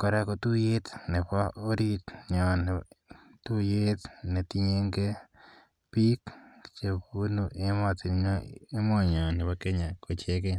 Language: Kalenjin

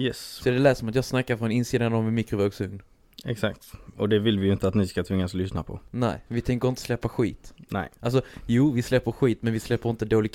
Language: Swedish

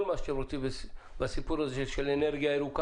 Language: Hebrew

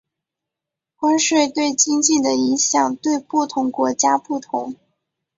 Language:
Chinese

